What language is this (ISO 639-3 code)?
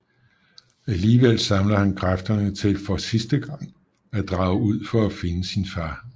dan